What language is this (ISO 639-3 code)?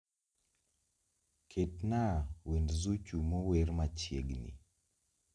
luo